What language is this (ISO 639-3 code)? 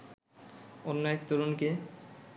ben